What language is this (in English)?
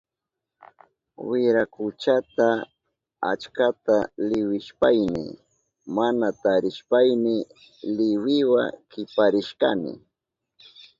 Southern Pastaza Quechua